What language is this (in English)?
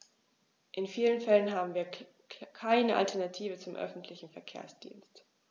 German